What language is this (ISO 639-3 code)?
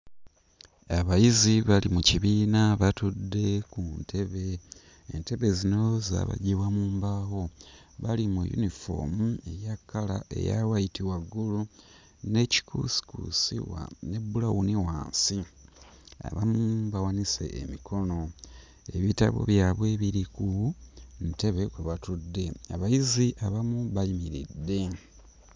lug